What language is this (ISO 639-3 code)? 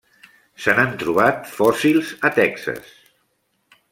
cat